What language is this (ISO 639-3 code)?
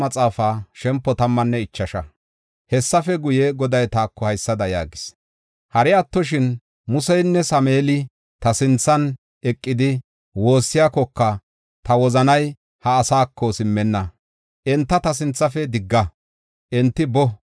gof